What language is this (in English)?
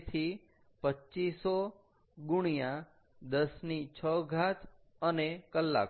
Gujarati